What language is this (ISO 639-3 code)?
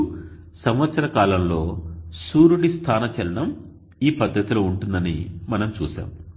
tel